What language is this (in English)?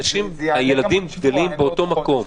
Hebrew